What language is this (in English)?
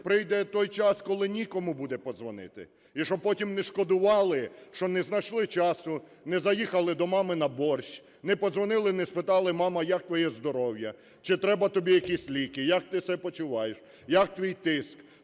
Ukrainian